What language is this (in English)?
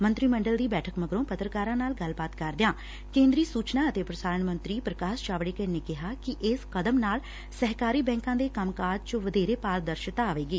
Punjabi